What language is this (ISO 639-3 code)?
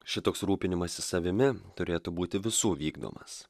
lit